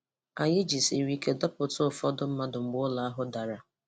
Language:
Igbo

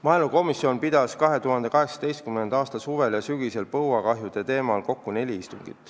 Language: Estonian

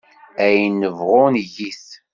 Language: Kabyle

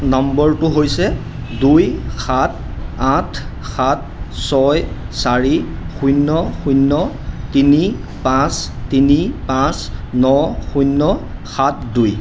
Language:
Assamese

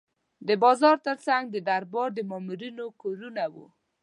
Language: Pashto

